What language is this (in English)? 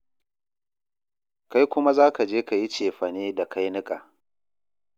Hausa